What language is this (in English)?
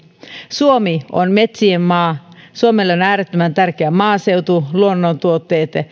Finnish